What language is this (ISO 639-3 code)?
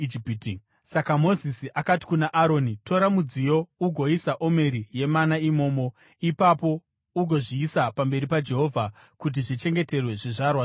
sna